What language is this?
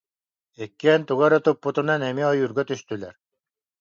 Yakut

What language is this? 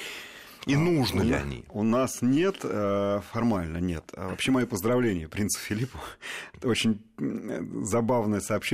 Russian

